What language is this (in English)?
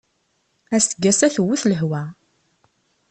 Kabyle